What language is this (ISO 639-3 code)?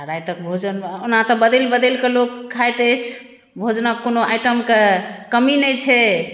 mai